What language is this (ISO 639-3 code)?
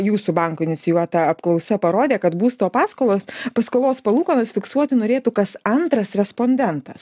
lit